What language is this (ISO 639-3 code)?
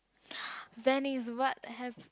eng